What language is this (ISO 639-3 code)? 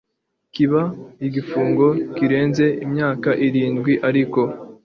kin